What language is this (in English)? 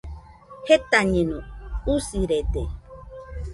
Nüpode Huitoto